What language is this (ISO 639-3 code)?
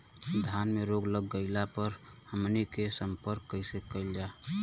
bho